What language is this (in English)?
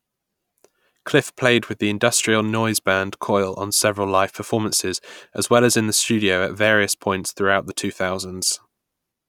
English